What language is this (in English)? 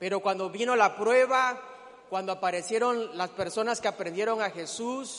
Spanish